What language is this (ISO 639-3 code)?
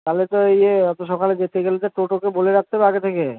ben